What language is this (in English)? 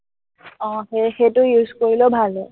Assamese